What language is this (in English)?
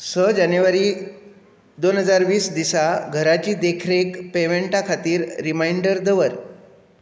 Konkani